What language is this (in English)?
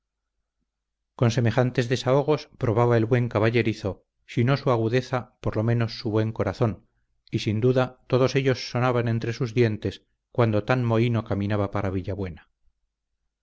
Spanish